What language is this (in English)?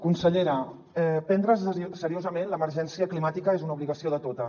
Catalan